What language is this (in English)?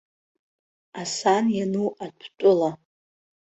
Abkhazian